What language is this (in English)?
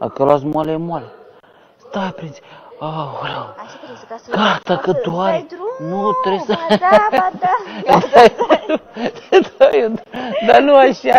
Romanian